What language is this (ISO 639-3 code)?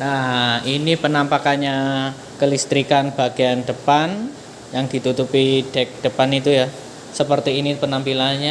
ind